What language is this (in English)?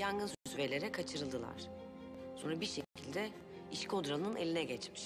Turkish